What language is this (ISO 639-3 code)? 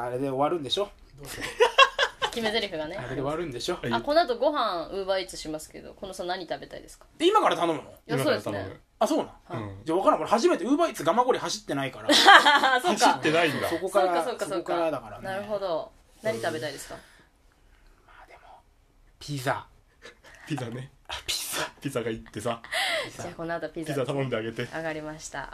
jpn